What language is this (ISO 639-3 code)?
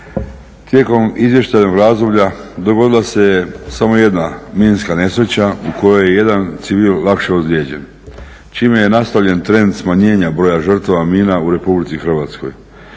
hrv